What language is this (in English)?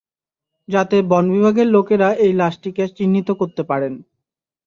Bangla